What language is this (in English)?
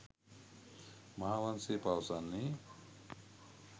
Sinhala